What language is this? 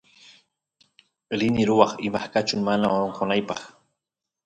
Santiago del Estero Quichua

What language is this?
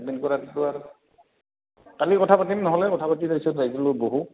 Assamese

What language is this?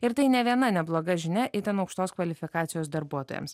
Lithuanian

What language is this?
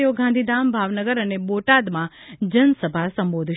Gujarati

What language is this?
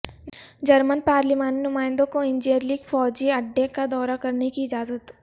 Urdu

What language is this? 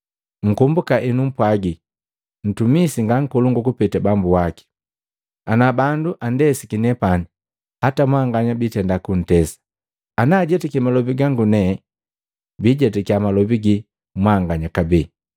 Matengo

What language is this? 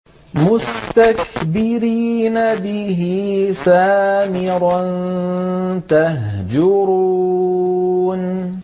Arabic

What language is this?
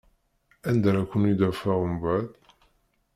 Kabyle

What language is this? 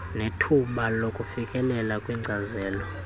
Xhosa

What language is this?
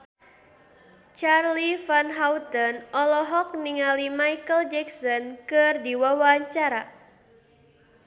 Sundanese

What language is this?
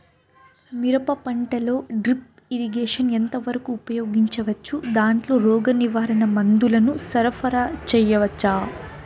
Telugu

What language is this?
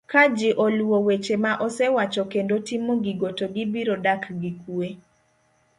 Luo (Kenya and Tanzania)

